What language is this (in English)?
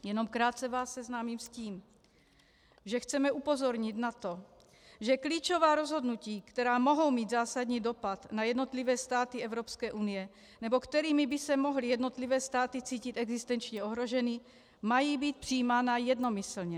Czech